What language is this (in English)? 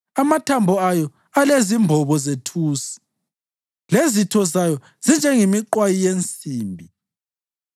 North Ndebele